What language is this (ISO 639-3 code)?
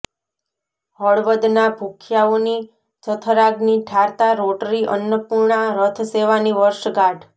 guj